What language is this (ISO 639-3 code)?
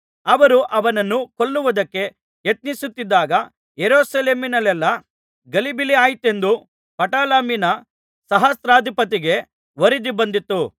kan